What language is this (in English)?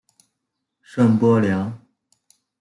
Chinese